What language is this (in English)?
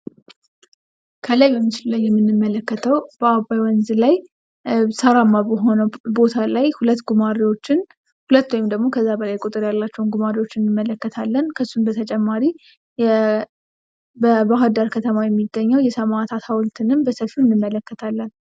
Amharic